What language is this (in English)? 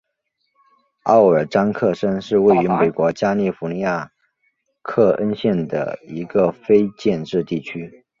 Chinese